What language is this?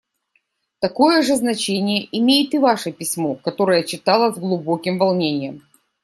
Russian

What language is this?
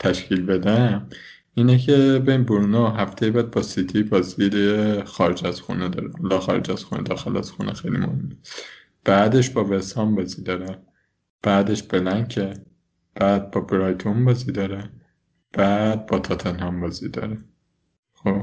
Persian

